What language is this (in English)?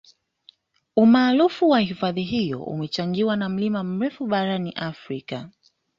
Swahili